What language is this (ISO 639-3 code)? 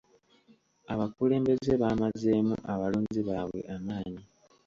lug